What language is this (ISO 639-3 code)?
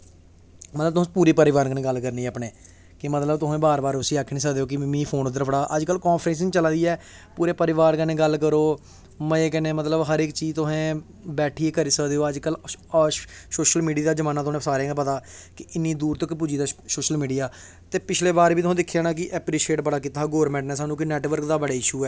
doi